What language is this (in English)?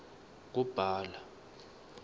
Swati